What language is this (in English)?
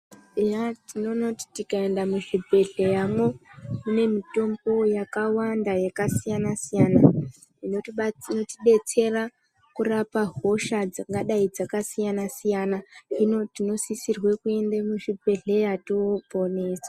Ndau